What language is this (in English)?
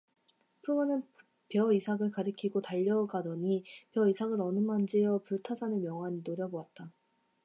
Korean